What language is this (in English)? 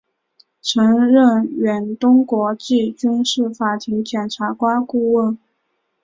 Chinese